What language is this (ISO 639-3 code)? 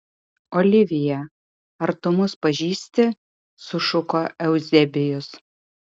lit